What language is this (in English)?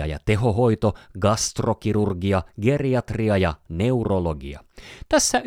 Finnish